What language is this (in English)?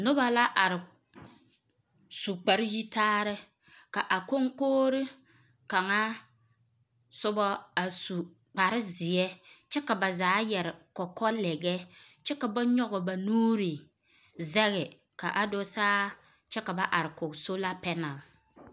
Southern Dagaare